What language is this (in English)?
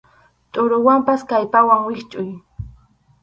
Arequipa-La Unión Quechua